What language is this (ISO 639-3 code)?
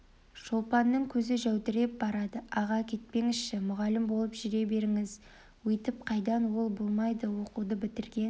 kaz